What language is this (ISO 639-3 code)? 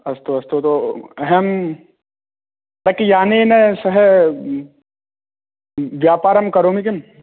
san